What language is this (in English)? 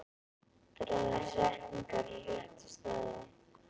Icelandic